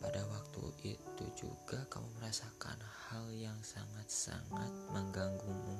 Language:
Indonesian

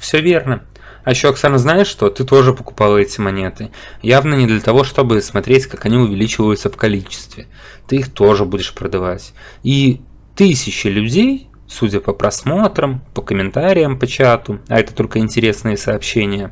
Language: Russian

